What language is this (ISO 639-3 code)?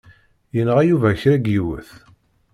kab